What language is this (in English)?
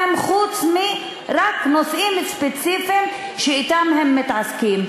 Hebrew